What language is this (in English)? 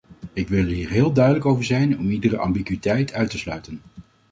Dutch